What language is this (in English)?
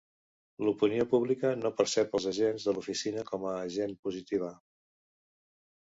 Catalan